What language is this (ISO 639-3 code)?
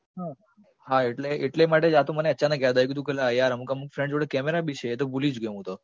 guj